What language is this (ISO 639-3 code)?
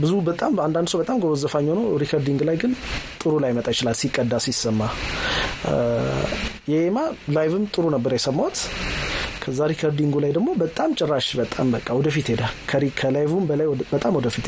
amh